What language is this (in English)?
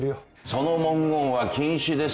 Japanese